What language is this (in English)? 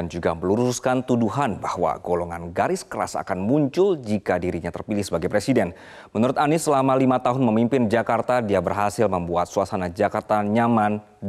Indonesian